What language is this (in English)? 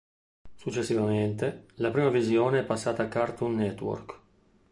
Italian